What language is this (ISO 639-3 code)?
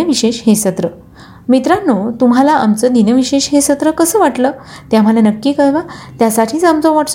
mar